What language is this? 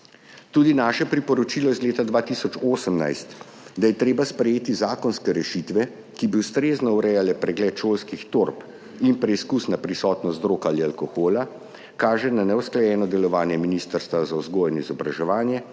Slovenian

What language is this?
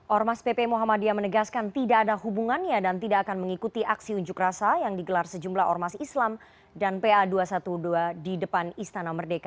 Indonesian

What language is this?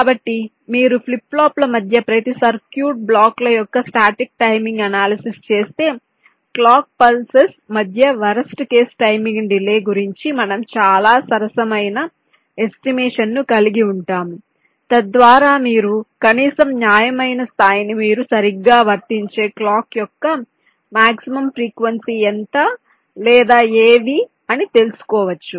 Telugu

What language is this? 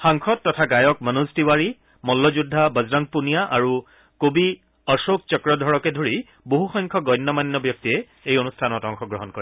Assamese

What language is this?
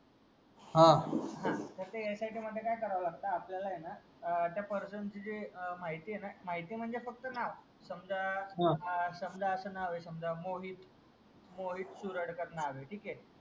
Marathi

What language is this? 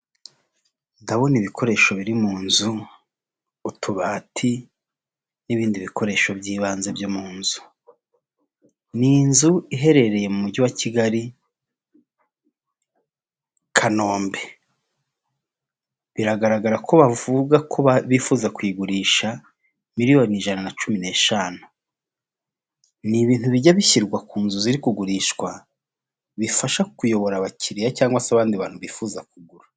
Kinyarwanda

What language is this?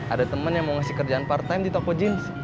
Indonesian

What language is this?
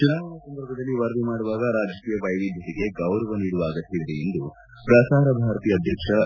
Kannada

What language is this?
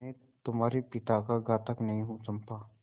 Hindi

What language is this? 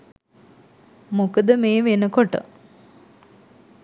Sinhala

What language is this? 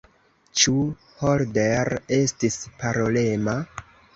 Esperanto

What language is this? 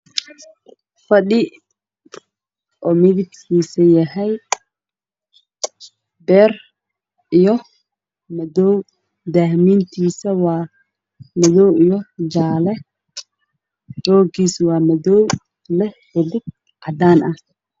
Somali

